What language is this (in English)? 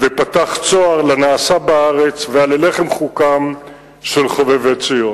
Hebrew